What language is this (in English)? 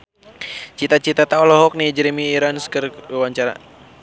Sundanese